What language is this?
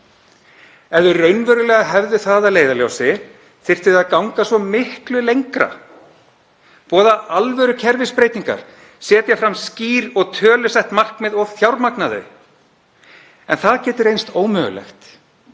Icelandic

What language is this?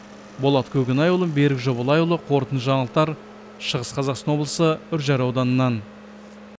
Kazakh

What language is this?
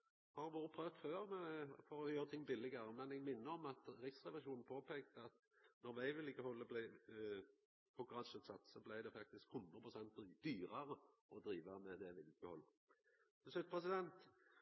Norwegian Nynorsk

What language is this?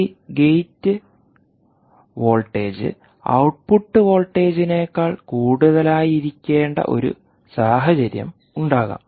Malayalam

